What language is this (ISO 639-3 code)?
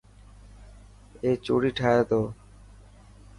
mki